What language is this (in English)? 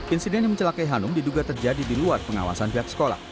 Indonesian